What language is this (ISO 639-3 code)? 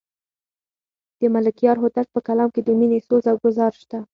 pus